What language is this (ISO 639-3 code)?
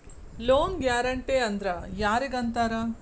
kan